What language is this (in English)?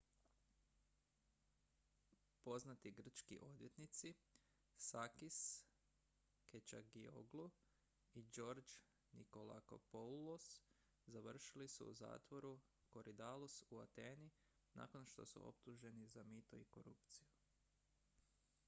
Croatian